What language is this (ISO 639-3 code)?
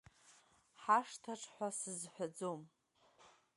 abk